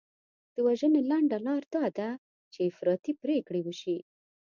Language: Pashto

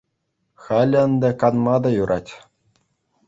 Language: Chuvash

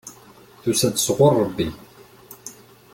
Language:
Kabyle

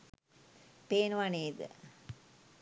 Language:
Sinhala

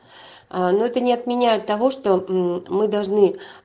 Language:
Russian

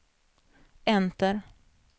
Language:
Swedish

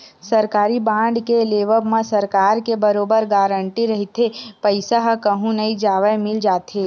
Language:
Chhattisgarhi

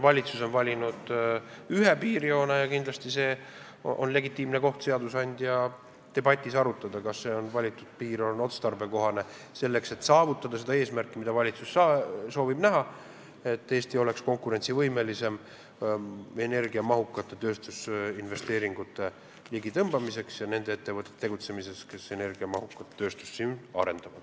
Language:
Estonian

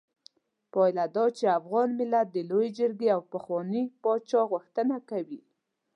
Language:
Pashto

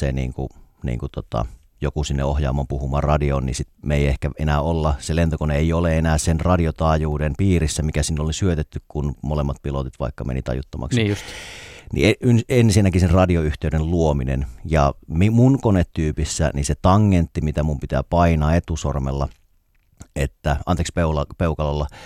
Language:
Finnish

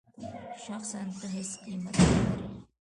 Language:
Pashto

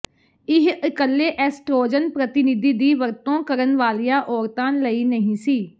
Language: Punjabi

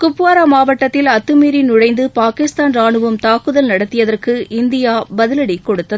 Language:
Tamil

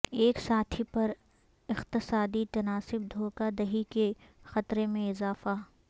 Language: Urdu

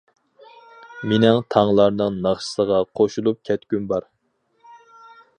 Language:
Uyghur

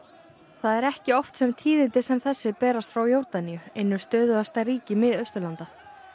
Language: Icelandic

